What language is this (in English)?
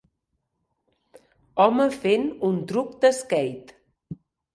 Catalan